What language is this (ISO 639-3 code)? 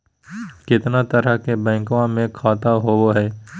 mag